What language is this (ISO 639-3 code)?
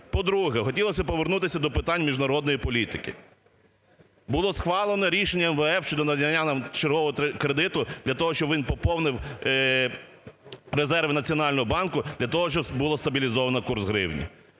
ukr